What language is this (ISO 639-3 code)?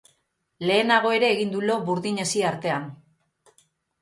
eus